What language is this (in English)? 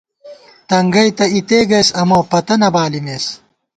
Gawar-Bati